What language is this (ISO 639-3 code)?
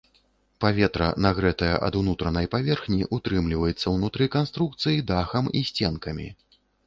bel